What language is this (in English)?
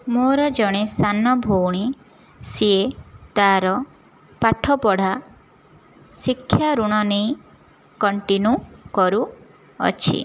Odia